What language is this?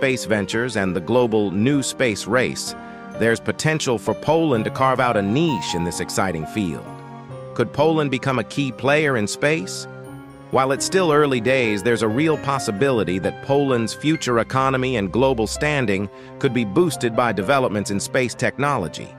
English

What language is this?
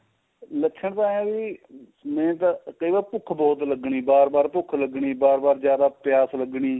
Punjabi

